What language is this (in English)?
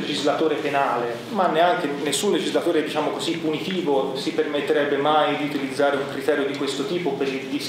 Italian